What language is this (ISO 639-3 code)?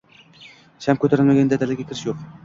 uzb